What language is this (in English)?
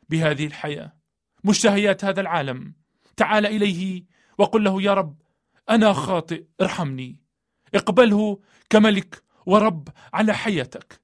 Arabic